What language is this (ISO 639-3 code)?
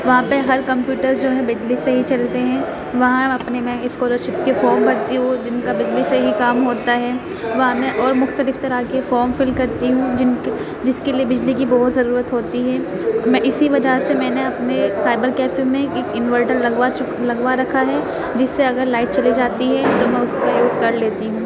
urd